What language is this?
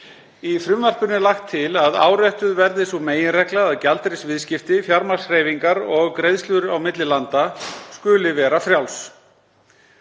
Icelandic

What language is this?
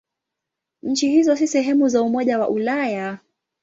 Swahili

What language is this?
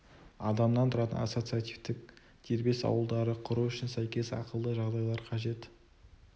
Kazakh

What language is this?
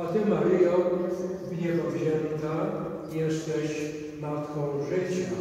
Polish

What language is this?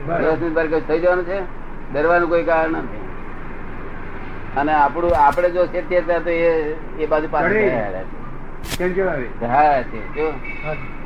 Gujarati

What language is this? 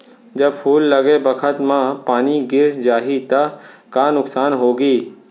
Chhattisgarhi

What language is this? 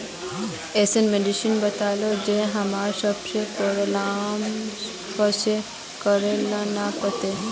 Magahi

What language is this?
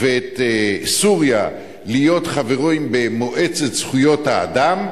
Hebrew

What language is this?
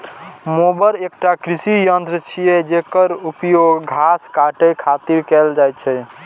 Maithili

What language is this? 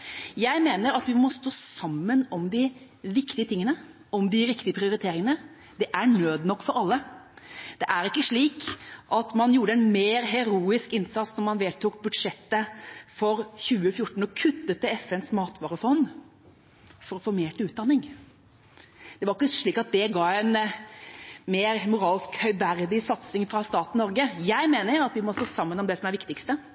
Norwegian Bokmål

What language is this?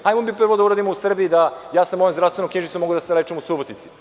Serbian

